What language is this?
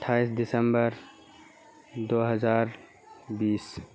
Urdu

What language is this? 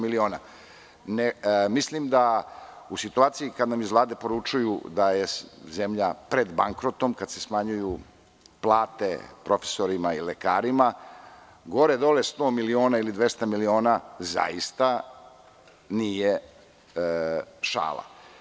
Serbian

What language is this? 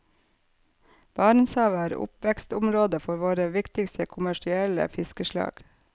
Norwegian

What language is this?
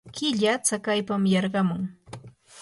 Yanahuanca Pasco Quechua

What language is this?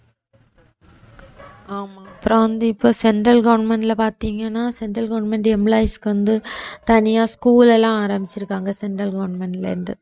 Tamil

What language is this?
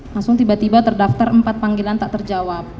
Indonesian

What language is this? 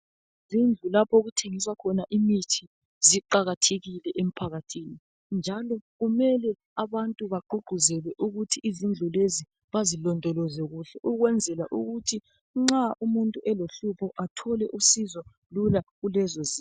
North Ndebele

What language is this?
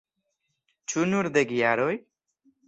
Esperanto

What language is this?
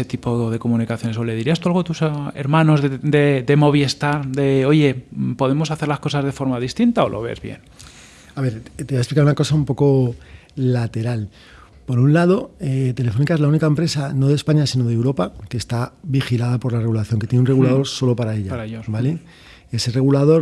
Spanish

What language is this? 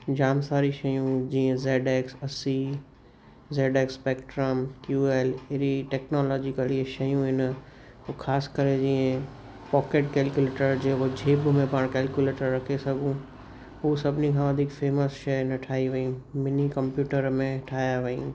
Sindhi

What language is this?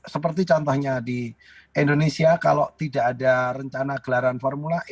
Indonesian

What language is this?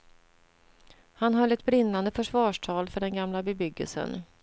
Swedish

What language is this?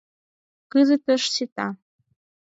Mari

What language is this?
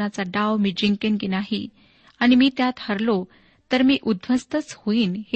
Marathi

